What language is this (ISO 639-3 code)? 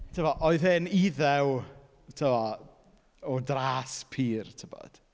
cym